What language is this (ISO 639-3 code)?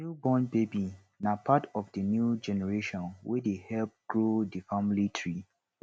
pcm